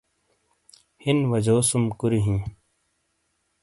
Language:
Shina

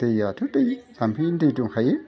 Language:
Bodo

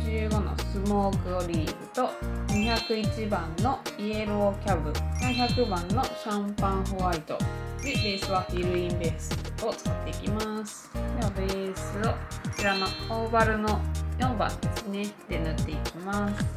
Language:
Japanese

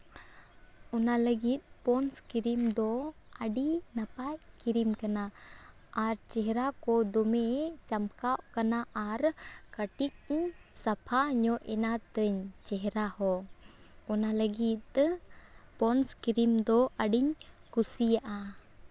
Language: Santali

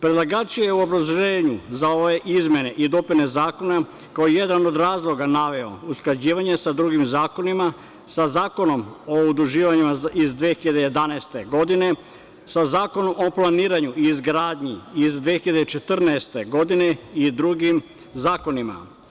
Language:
Serbian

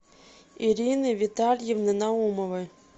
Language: Russian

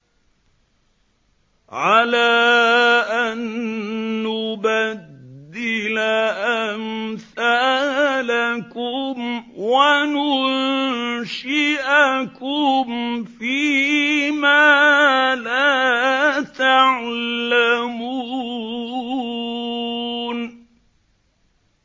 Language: Arabic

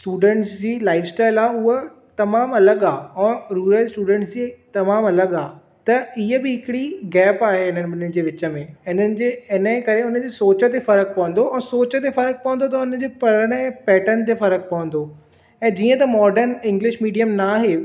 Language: Sindhi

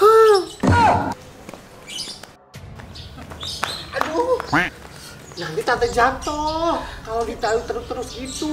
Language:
Indonesian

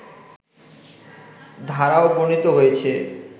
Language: Bangla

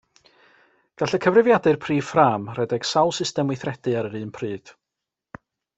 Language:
Welsh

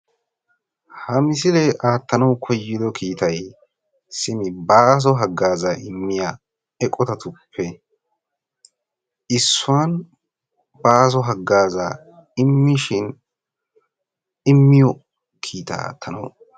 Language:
Wolaytta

